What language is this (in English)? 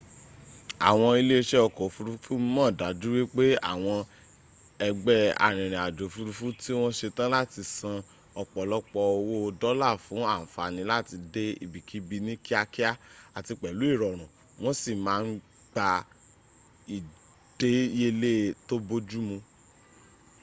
Yoruba